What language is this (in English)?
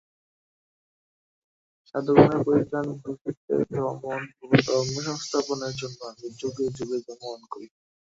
Bangla